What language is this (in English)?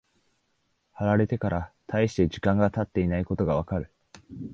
Japanese